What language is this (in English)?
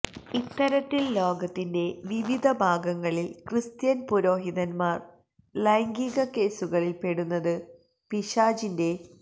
Malayalam